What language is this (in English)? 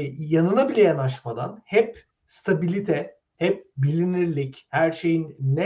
Turkish